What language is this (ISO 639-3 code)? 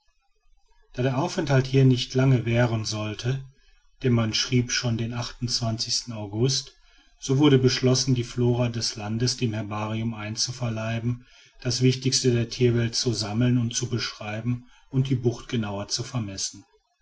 deu